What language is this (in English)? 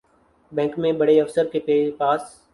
Urdu